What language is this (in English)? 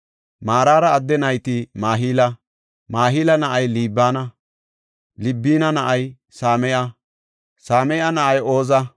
Gofa